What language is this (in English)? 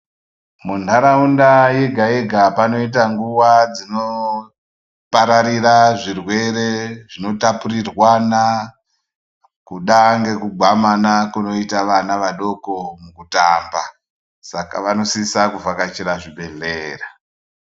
Ndau